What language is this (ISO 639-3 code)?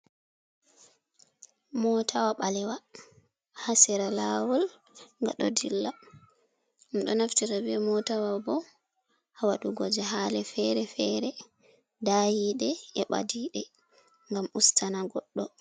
ful